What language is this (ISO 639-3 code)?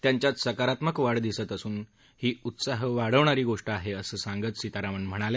mar